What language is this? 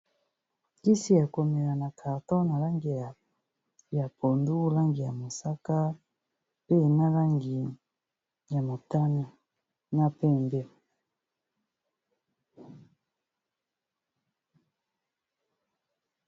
Lingala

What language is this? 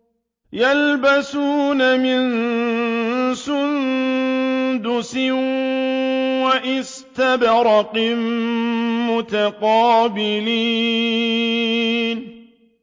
Arabic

